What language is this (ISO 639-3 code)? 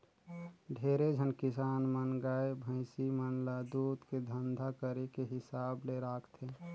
hne